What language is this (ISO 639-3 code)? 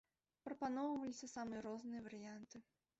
bel